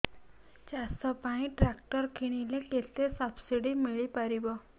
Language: Odia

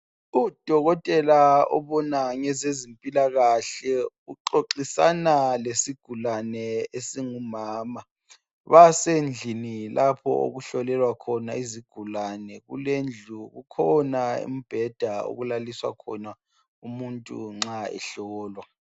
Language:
North Ndebele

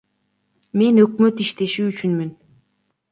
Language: Kyrgyz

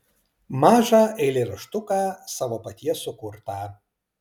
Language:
Lithuanian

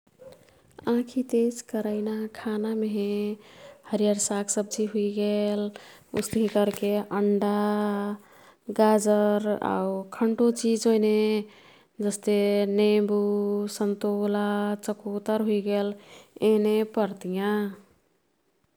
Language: Kathoriya Tharu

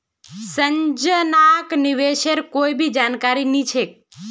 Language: Magahi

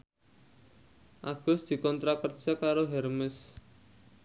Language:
Javanese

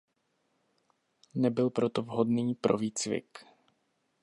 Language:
Czech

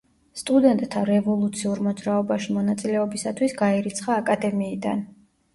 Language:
Georgian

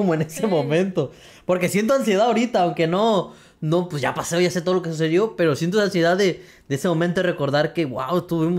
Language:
Spanish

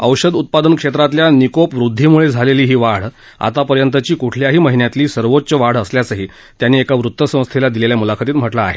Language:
Marathi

